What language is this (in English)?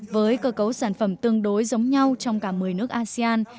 Vietnamese